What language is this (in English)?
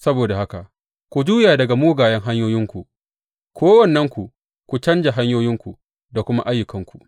Hausa